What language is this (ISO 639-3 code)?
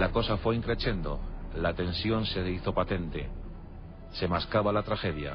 spa